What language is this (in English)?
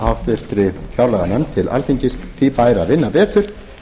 Icelandic